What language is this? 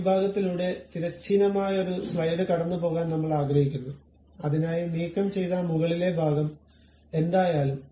Malayalam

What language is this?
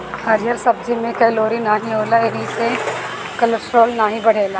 Bhojpuri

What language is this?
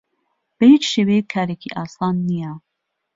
Central Kurdish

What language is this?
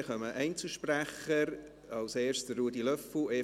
Swiss German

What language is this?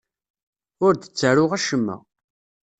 Kabyle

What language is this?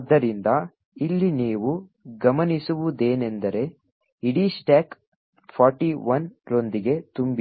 Kannada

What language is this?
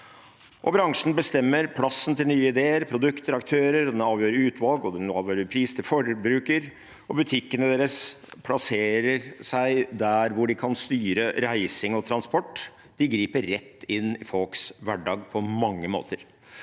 Norwegian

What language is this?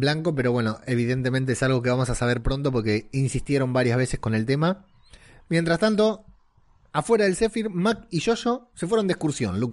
Spanish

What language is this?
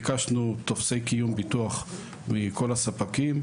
Hebrew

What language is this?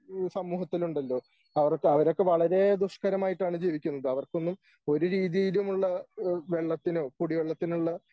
Malayalam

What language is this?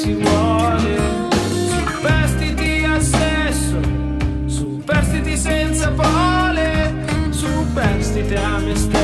Italian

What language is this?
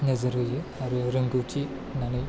Bodo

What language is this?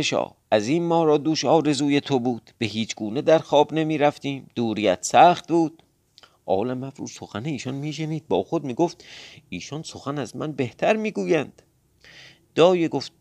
Persian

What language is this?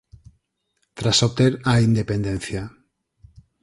Galician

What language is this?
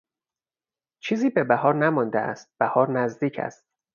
Persian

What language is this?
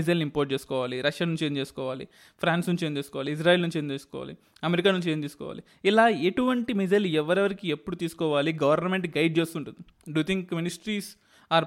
Telugu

